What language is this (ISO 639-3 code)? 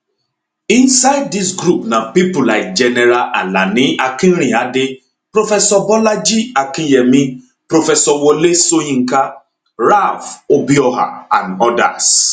pcm